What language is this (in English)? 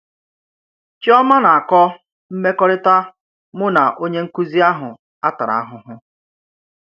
Igbo